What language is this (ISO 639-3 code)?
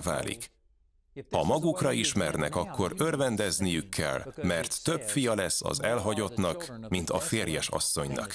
hun